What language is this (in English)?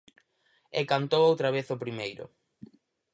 Galician